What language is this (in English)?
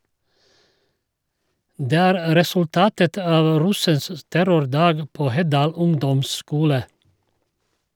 Norwegian